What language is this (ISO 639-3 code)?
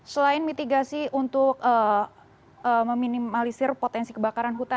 ind